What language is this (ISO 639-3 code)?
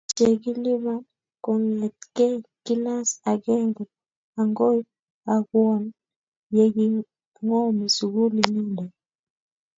kln